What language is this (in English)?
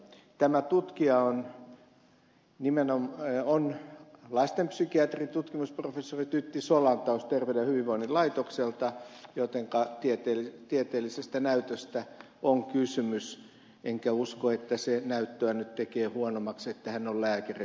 Finnish